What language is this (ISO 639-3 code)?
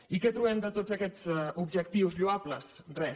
cat